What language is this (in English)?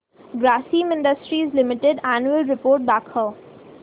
Marathi